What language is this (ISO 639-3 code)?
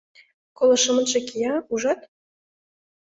chm